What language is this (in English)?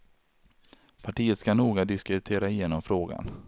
Swedish